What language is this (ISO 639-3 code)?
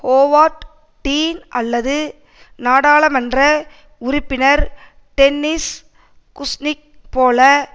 tam